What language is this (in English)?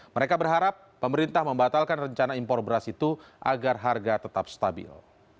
Indonesian